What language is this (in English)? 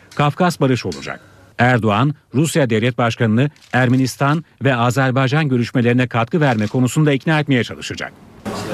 Turkish